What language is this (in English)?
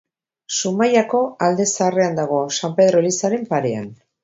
Basque